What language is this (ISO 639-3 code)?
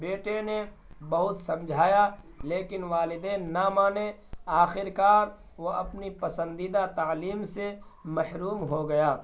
urd